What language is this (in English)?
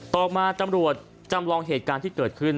Thai